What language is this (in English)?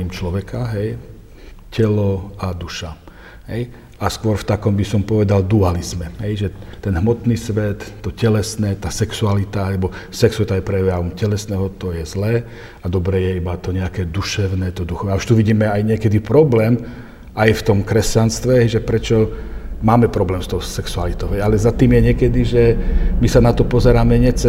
Slovak